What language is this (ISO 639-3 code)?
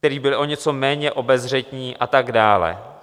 ces